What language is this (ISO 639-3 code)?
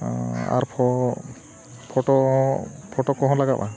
sat